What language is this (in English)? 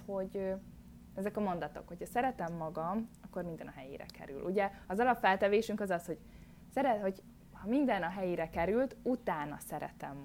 Hungarian